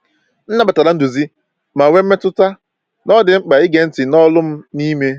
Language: Igbo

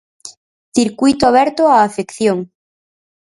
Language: Galician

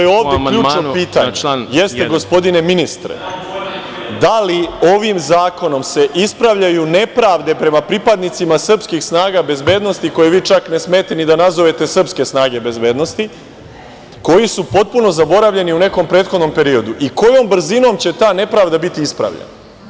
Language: Serbian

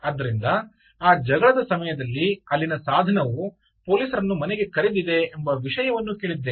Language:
Kannada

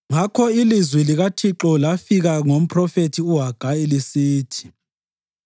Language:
North Ndebele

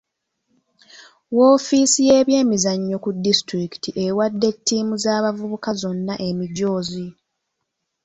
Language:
Ganda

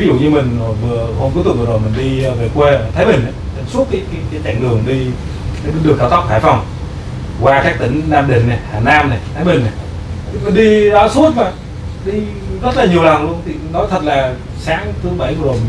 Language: Vietnamese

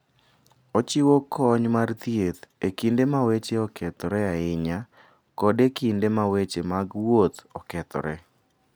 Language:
Luo (Kenya and Tanzania)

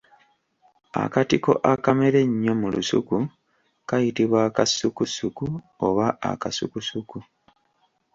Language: Ganda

